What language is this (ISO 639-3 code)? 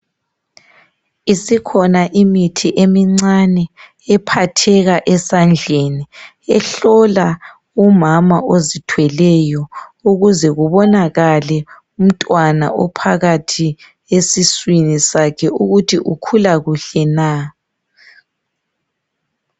nde